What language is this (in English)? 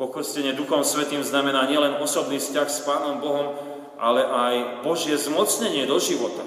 Slovak